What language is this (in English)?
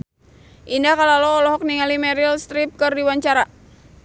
Sundanese